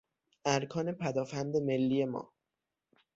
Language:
Persian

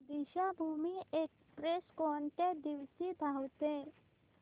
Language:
Marathi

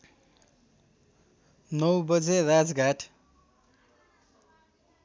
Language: Nepali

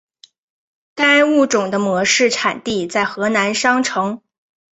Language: Chinese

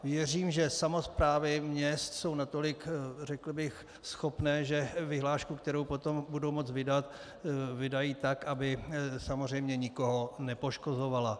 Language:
Czech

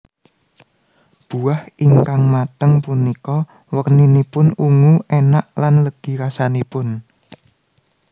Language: Javanese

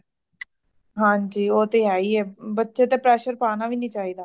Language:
Punjabi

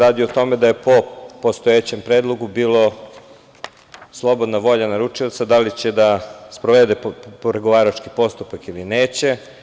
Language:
Serbian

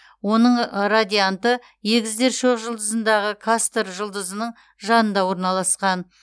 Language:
Kazakh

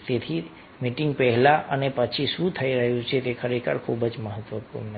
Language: Gujarati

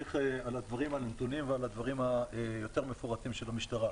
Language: Hebrew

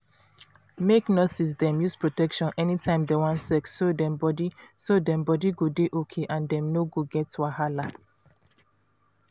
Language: Nigerian Pidgin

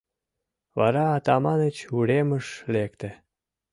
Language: Mari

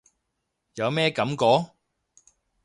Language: Cantonese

